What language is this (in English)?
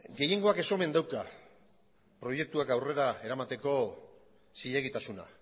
Basque